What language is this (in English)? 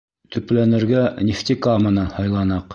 Bashkir